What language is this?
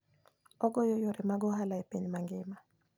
Luo (Kenya and Tanzania)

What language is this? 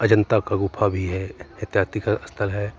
Hindi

